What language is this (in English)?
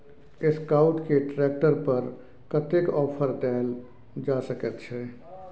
Maithili